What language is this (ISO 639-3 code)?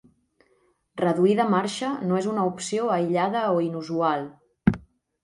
cat